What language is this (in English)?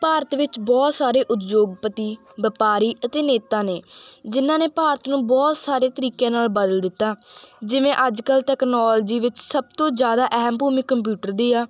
Punjabi